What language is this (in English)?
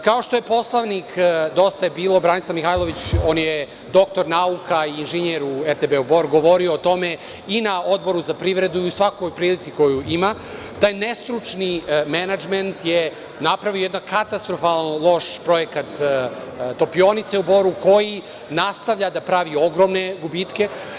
Serbian